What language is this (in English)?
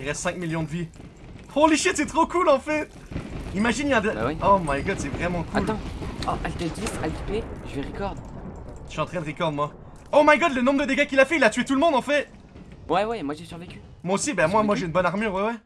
French